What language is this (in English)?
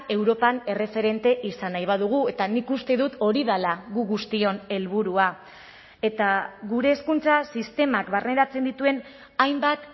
Basque